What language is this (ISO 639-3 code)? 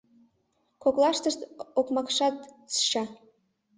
chm